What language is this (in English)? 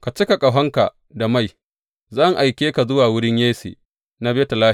Hausa